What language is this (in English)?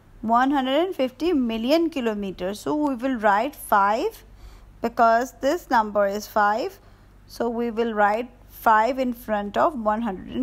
English